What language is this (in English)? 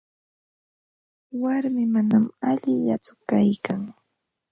Ambo-Pasco Quechua